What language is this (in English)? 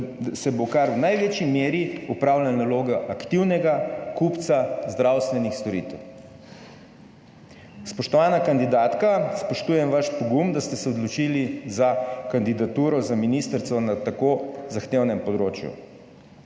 Slovenian